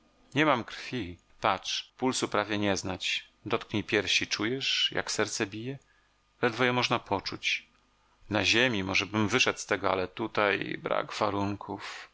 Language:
Polish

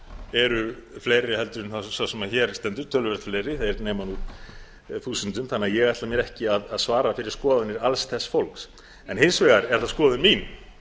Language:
Icelandic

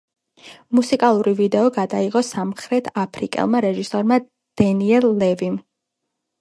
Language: Georgian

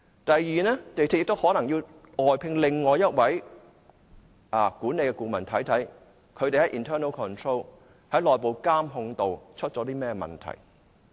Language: Cantonese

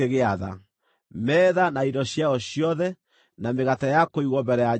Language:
Kikuyu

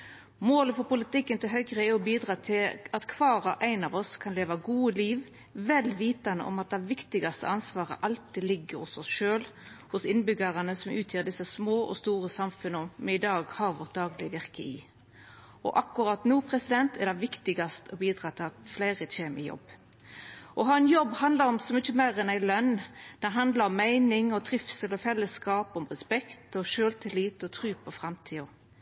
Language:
Norwegian Nynorsk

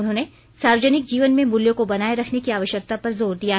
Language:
Hindi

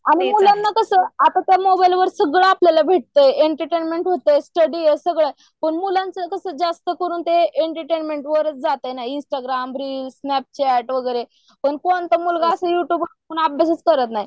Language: Marathi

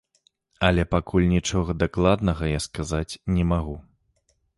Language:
Belarusian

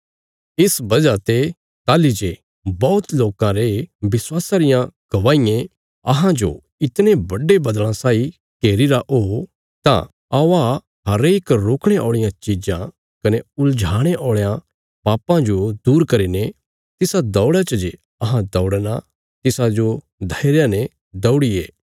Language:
Bilaspuri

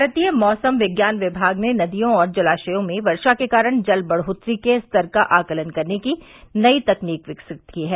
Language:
Hindi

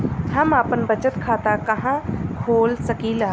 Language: Bhojpuri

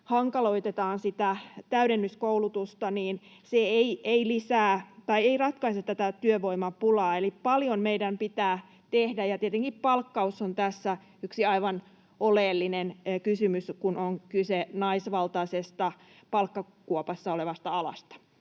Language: Finnish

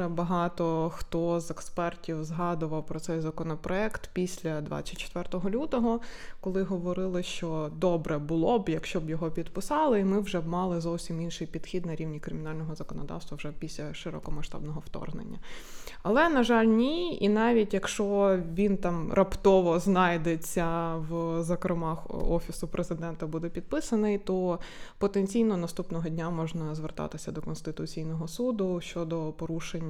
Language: Ukrainian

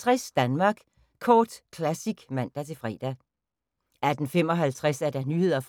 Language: Danish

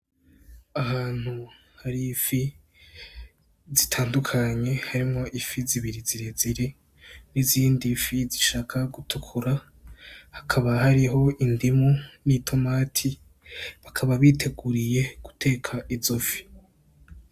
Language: Rundi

